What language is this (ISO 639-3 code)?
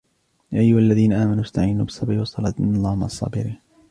ara